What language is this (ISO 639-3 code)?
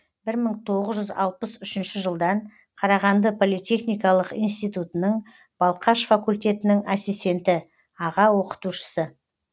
kaz